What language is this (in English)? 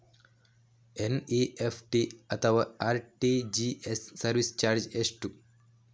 Kannada